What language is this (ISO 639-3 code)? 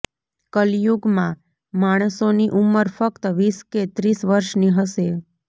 guj